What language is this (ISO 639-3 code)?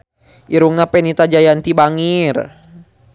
sun